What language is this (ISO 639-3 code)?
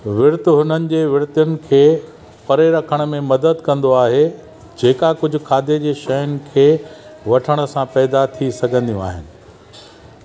snd